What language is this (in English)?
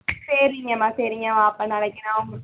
Tamil